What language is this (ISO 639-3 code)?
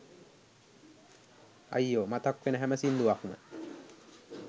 sin